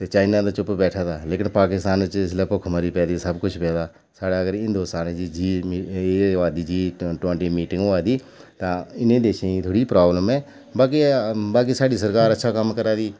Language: Dogri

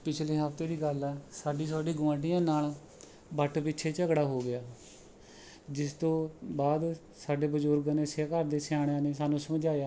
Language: Punjabi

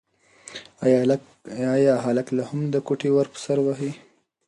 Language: Pashto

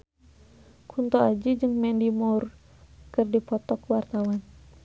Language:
Sundanese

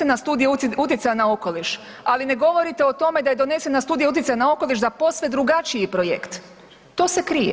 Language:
Croatian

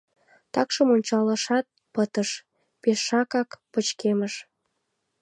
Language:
Mari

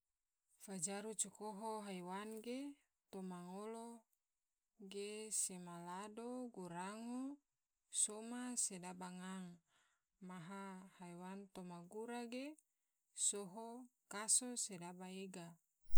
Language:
Tidore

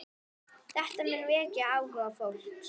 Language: Icelandic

